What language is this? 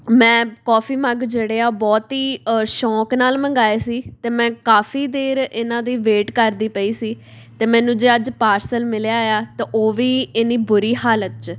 Punjabi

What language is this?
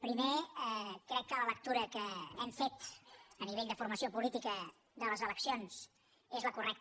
Catalan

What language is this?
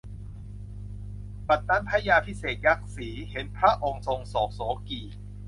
Thai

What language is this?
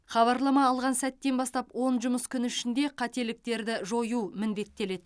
Kazakh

